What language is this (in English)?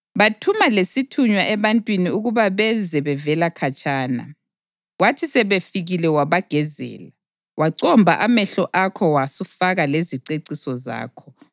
North Ndebele